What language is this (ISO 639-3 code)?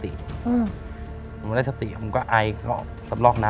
tha